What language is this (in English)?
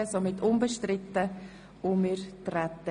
Swiss German